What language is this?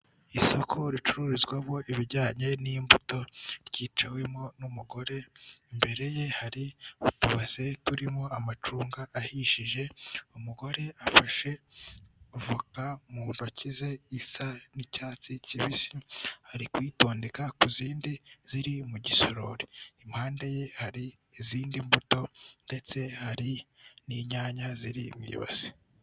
Kinyarwanda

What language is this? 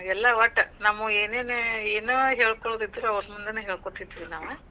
Kannada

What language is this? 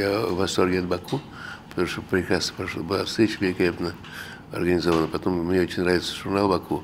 Russian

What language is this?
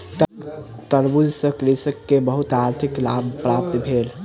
Maithili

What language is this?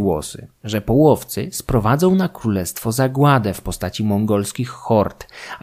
Polish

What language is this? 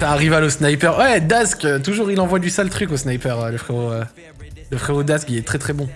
French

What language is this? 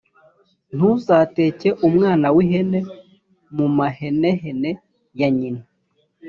Kinyarwanda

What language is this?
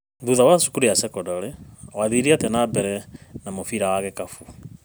Kikuyu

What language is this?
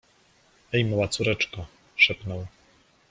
Polish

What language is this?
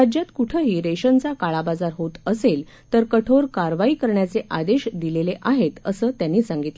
Marathi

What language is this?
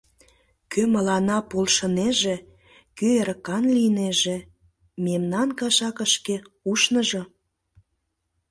Mari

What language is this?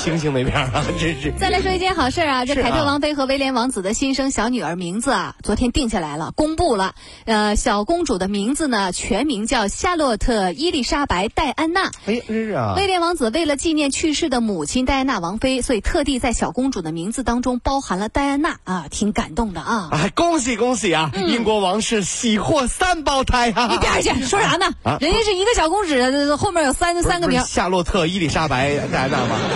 Chinese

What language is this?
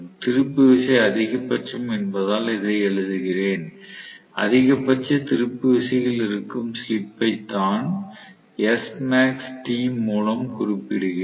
Tamil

